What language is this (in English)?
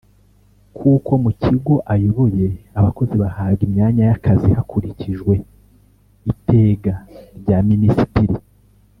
Kinyarwanda